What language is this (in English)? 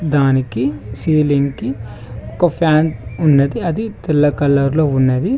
Telugu